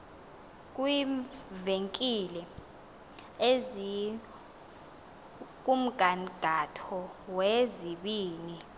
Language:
Xhosa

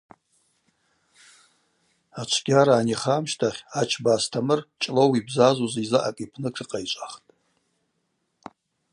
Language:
Abaza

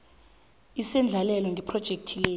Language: South Ndebele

